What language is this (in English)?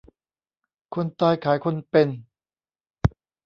Thai